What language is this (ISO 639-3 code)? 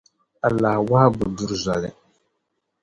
dag